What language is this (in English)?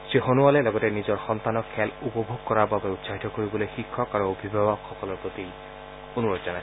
Assamese